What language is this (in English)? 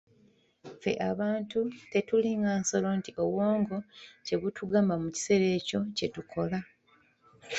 Ganda